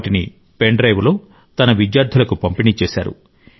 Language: Telugu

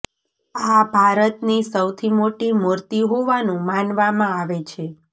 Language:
Gujarati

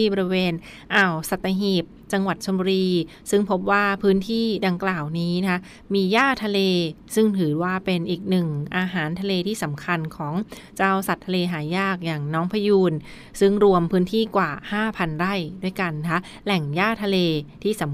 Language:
Thai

